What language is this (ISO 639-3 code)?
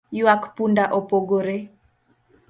luo